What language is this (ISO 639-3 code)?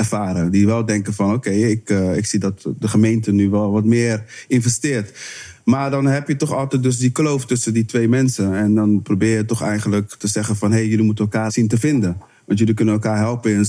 nld